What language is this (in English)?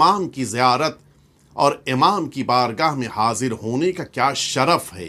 Korean